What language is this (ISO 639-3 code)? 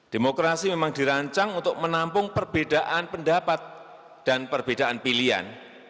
ind